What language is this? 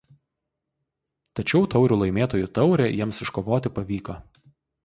Lithuanian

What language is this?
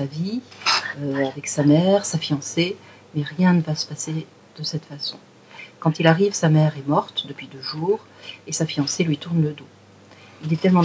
French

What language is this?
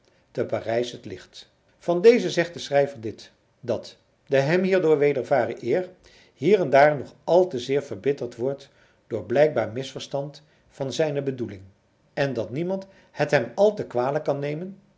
Dutch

